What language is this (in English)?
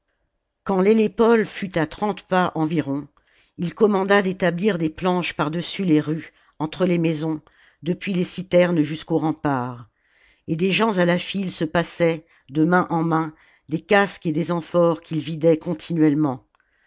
French